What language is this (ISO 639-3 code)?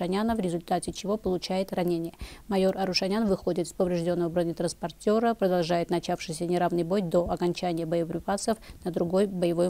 rus